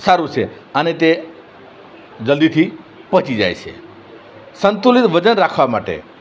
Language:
Gujarati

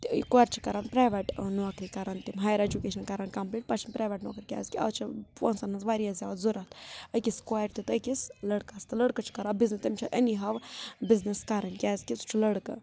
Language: Kashmiri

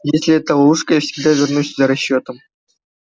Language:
Russian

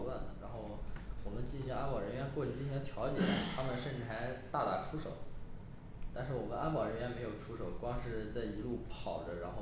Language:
Chinese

